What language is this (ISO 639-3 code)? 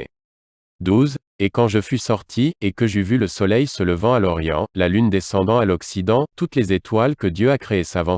fra